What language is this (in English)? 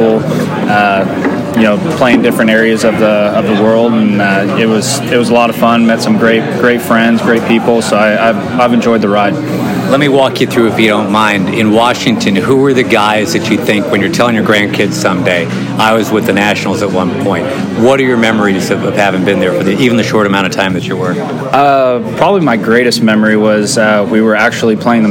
English